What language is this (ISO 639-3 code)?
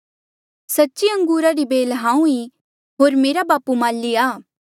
mjl